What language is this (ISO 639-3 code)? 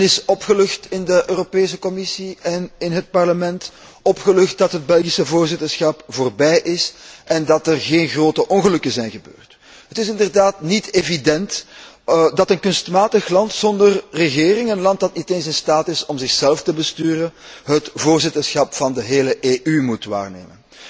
nld